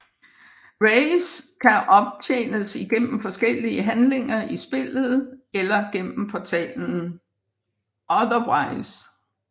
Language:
Danish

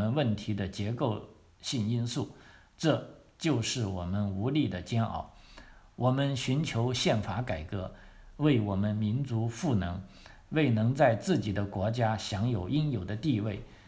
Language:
Chinese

